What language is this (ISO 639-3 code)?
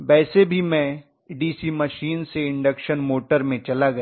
hin